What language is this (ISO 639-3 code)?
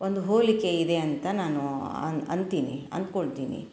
kan